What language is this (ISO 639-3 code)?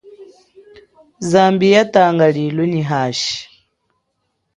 cjk